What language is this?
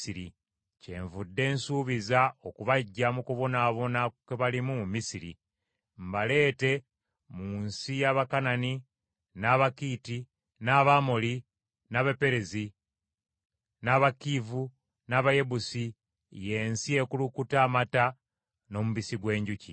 Ganda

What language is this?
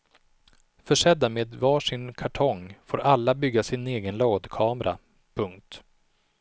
Swedish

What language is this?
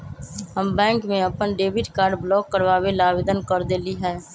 Magahi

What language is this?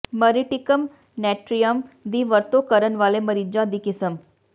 Punjabi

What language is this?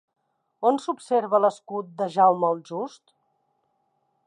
Catalan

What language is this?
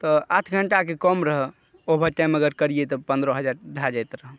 Maithili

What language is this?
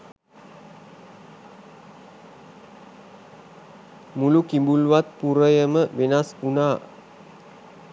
Sinhala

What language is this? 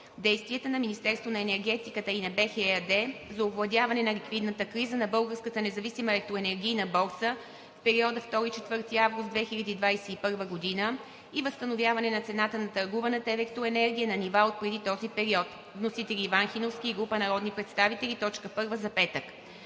Bulgarian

